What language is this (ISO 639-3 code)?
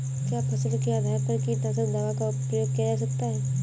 hin